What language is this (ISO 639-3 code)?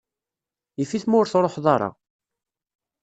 kab